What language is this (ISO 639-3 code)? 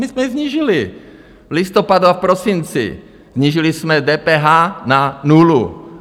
ces